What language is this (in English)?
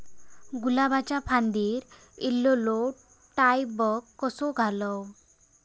Marathi